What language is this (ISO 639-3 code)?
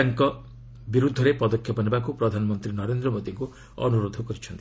ori